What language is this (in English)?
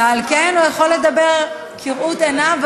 Hebrew